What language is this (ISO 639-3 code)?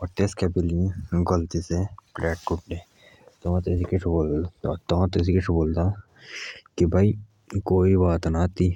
jns